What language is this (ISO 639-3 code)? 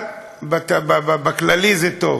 heb